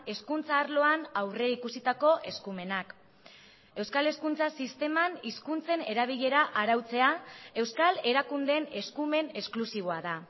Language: Basque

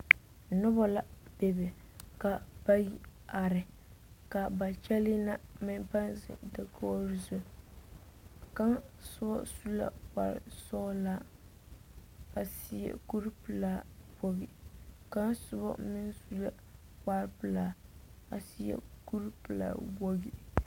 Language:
Southern Dagaare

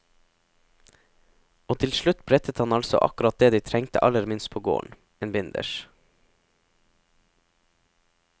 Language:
Norwegian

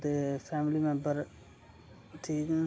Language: Dogri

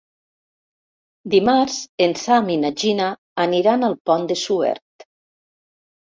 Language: Catalan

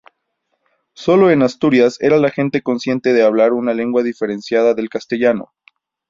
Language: Spanish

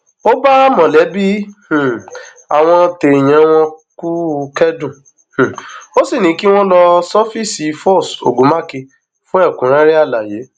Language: Yoruba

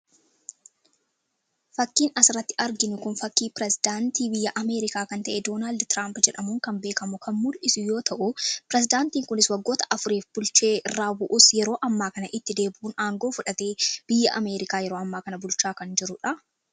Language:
Oromo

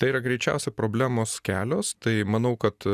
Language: Lithuanian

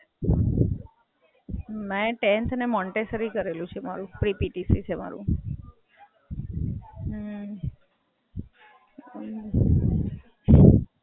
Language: Gujarati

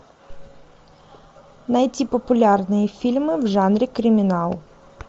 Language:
Russian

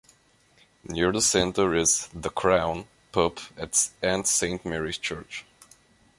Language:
English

